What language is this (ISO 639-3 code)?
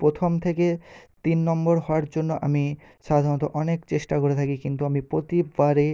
ben